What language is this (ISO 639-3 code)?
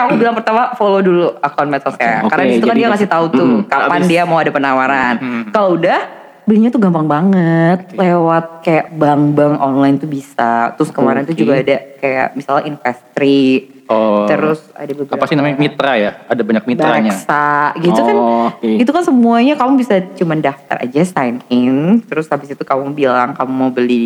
ind